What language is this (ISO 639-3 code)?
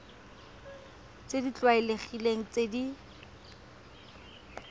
tsn